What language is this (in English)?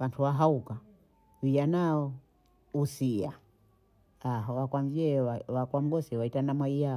Bondei